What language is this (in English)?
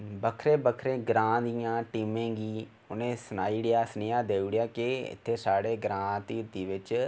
Dogri